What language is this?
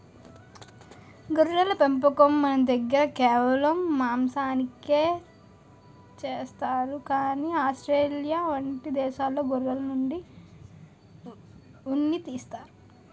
Telugu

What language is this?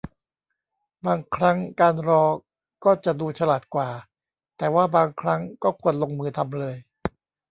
Thai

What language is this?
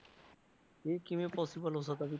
Punjabi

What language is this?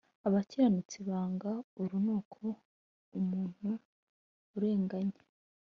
Kinyarwanda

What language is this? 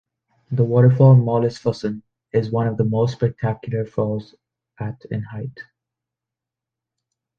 English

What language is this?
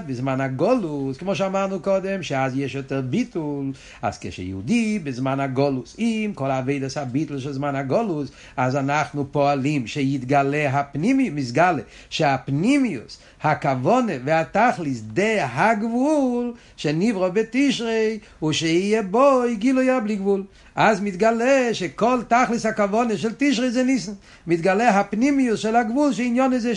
Hebrew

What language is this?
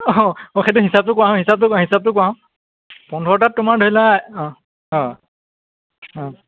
Assamese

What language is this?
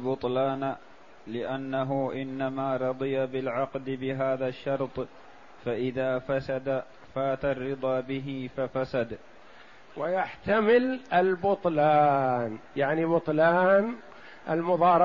Arabic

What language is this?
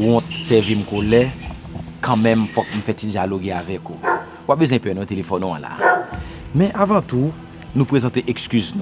French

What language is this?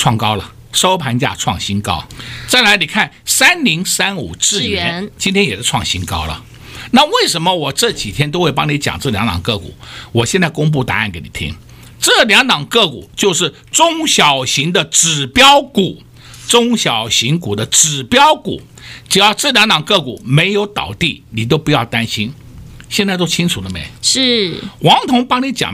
Chinese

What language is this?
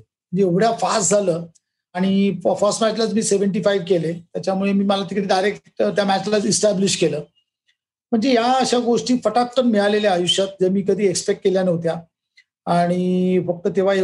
Marathi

